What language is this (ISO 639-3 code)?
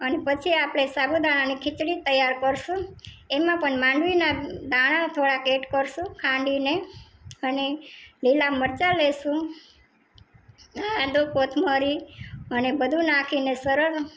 guj